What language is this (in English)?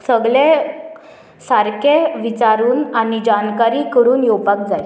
Konkani